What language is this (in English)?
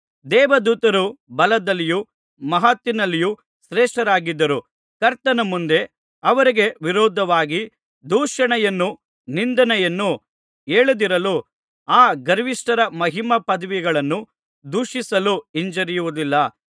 Kannada